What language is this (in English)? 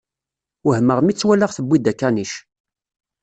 Kabyle